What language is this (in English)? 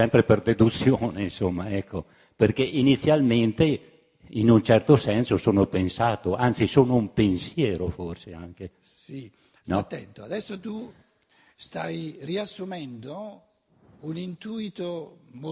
Italian